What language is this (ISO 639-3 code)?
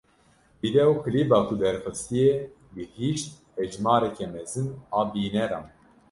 kur